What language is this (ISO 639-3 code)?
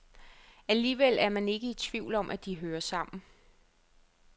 dan